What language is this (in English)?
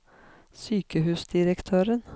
Norwegian